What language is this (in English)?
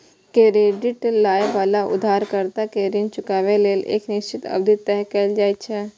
Maithili